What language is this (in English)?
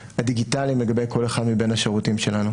Hebrew